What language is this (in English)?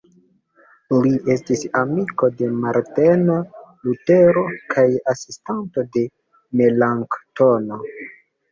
Esperanto